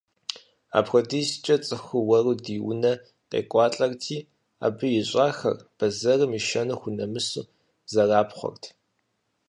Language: Kabardian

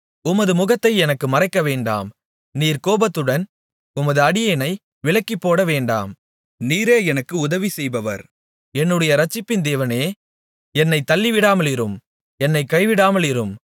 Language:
Tamil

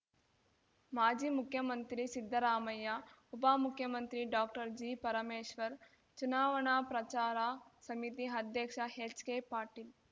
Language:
Kannada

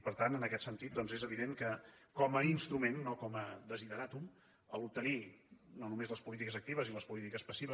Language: Catalan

